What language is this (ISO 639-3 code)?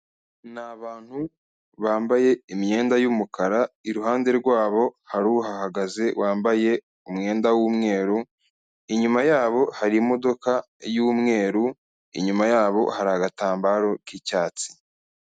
kin